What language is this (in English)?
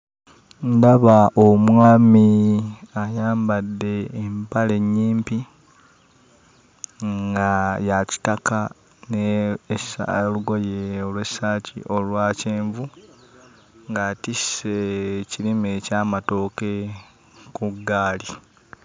Ganda